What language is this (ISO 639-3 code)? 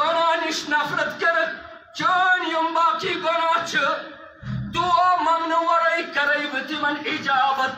ara